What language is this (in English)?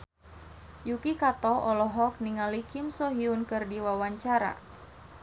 Sundanese